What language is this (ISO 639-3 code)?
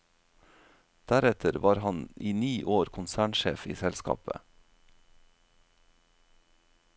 nor